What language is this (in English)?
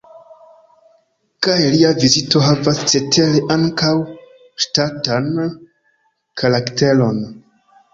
Esperanto